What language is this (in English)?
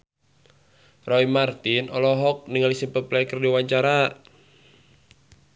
Sundanese